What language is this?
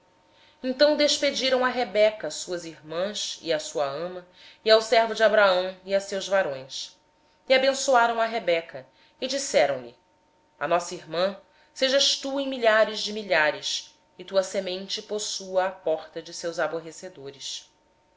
Portuguese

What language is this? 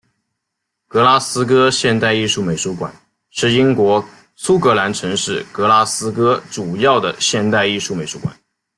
Chinese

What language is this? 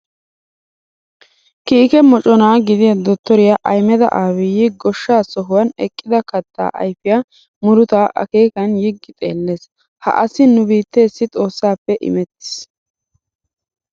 Wolaytta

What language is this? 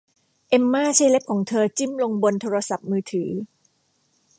Thai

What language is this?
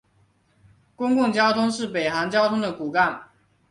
Chinese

